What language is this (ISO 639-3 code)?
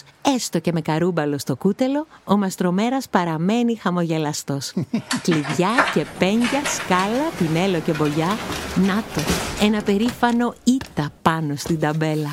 ell